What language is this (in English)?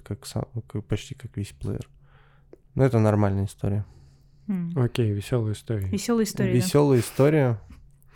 Russian